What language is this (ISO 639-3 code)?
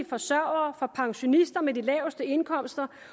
dan